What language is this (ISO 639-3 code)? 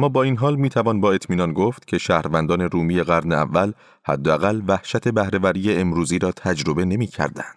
fas